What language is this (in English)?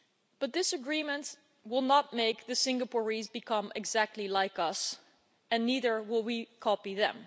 English